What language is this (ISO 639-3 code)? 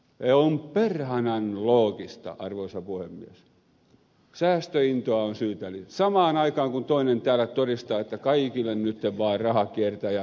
fin